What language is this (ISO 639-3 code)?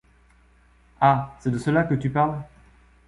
fra